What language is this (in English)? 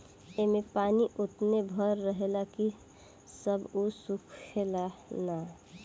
Bhojpuri